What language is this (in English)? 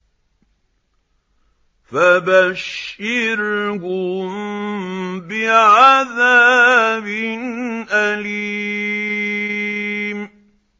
Arabic